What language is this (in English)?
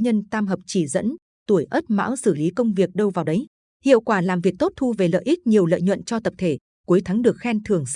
Vietnamese